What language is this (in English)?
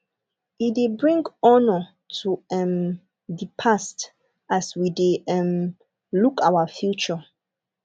Nigerian Pidgin